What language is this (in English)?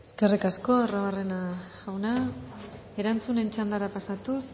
Basque